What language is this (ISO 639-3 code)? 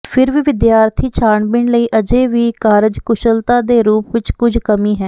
pan